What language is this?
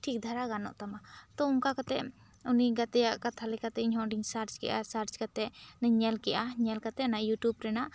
Santali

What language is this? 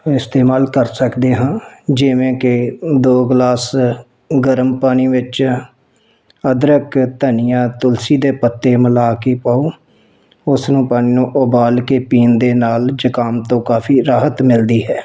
Punjabi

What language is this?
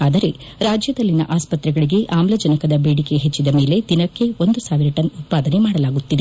Kannada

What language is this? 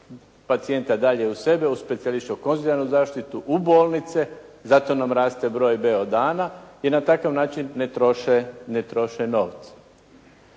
Croatian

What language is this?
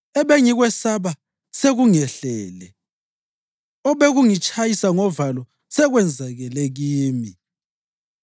North Ndebele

